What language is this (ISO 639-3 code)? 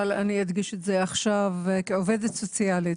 heb